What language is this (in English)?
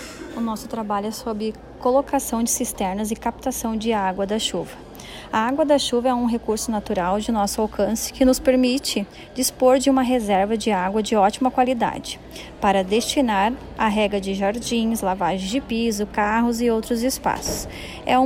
Portuguese